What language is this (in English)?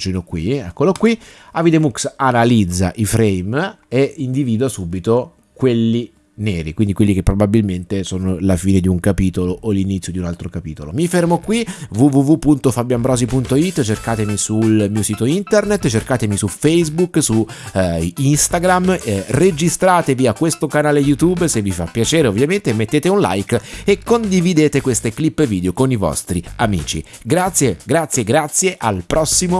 Italian